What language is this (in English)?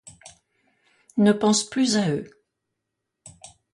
French